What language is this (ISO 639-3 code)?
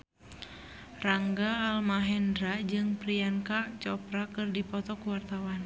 sun